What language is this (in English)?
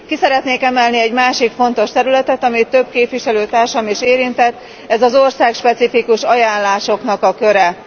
Hungarian